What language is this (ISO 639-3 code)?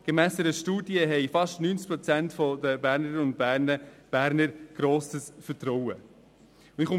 gsw